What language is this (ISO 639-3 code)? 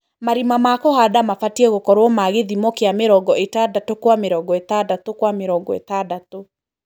kik